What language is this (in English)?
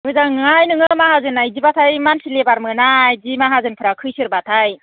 Bodo